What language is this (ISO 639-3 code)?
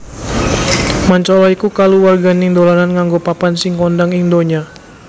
jav